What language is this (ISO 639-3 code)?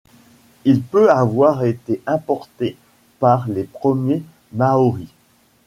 fra